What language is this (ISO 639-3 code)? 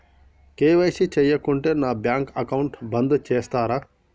tel